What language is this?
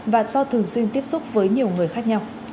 Vietnamese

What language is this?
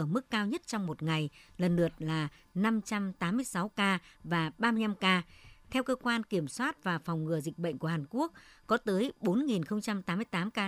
Vietnamese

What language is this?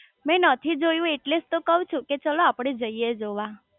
Gujarati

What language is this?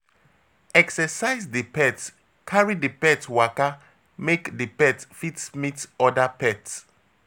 Nigerian Pidgin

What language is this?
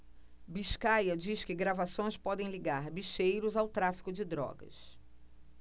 Portuguese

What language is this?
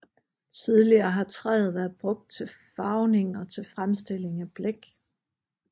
Danish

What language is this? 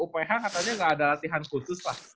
Indonesian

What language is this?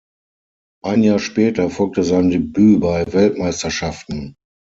German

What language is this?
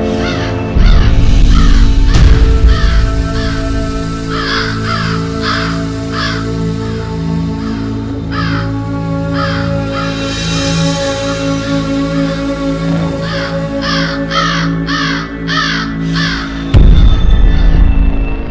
Indonesian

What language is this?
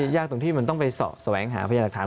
Thai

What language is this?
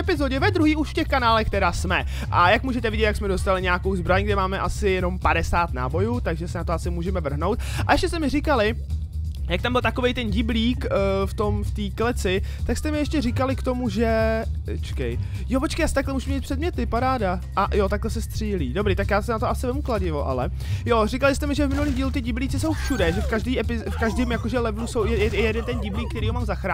Czech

